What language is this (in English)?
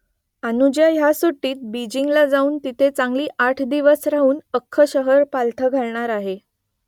Marathi